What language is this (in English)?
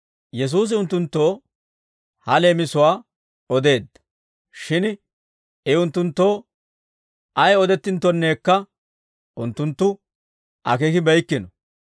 Dawro